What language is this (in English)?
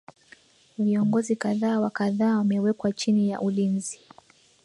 Swahili